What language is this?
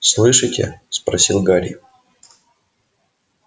Russian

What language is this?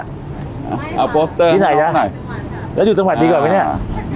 Thai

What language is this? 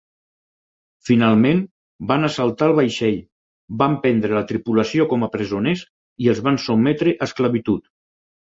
Catalan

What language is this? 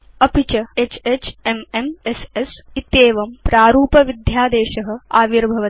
Sanskrit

